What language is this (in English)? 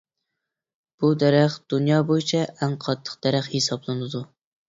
Uyghur